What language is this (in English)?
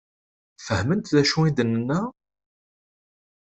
Kabyle